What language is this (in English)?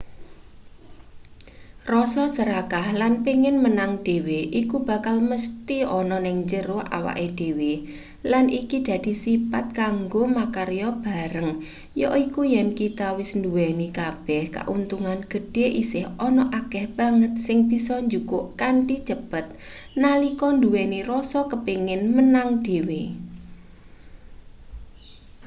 Javanese